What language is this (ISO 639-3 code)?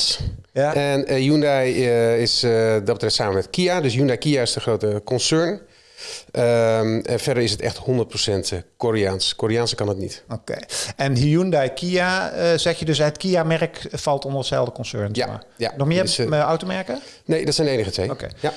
nld